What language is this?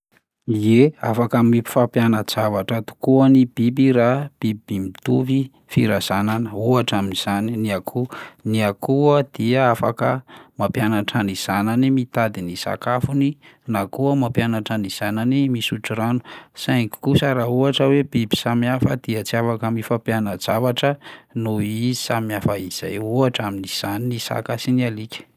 Malagasy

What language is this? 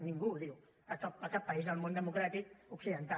Catalan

